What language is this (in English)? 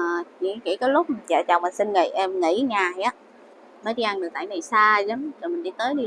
Vietnamese